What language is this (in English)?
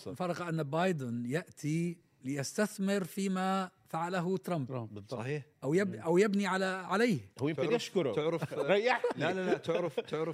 Arabic